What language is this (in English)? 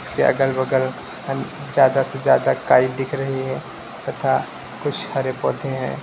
Hindi